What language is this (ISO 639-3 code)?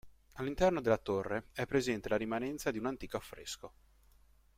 ita